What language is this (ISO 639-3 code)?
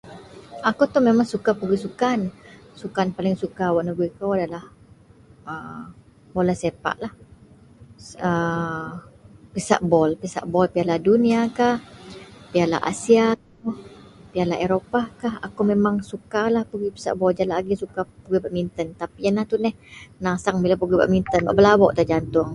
mel